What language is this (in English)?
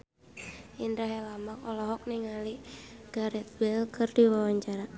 Sundanese